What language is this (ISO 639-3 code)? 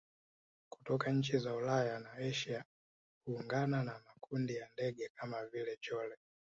swa